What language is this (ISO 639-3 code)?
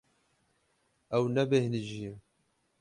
kur